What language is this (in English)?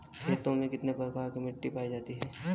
Hindi